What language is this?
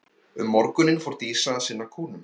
Icelandic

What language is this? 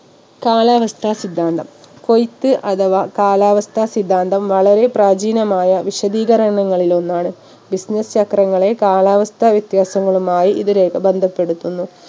Malayalam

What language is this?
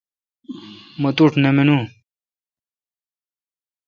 Kalkoti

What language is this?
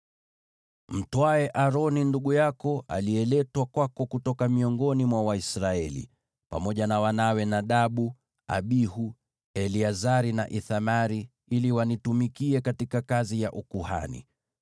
Swahili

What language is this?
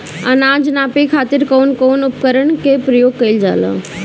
Bhojpuri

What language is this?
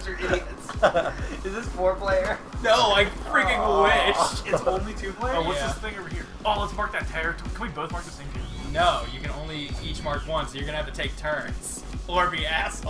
English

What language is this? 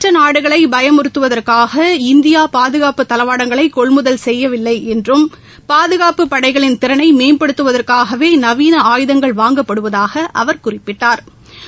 Tamil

